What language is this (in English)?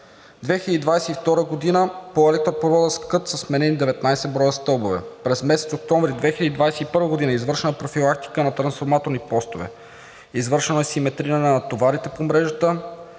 Bulgarian